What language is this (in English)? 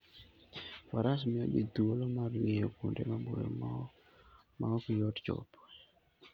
Luo (Kenya and Tanzania)